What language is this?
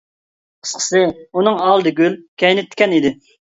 Uyghur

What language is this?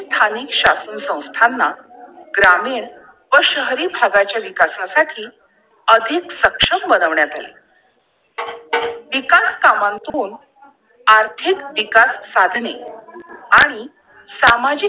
Marathi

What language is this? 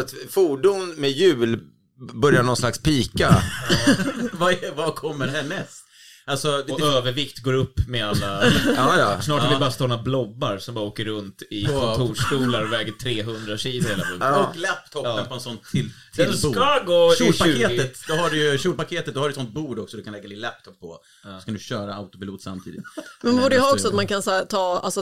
Swedish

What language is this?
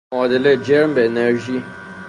Persian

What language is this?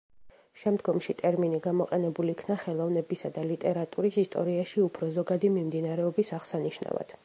Georgian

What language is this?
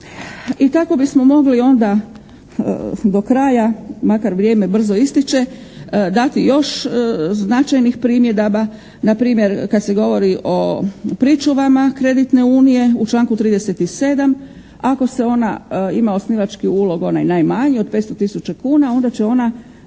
Croatian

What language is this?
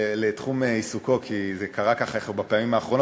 Hebrew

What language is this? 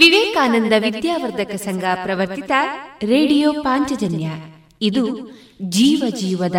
Kannada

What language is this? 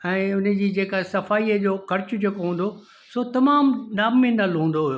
Sindhi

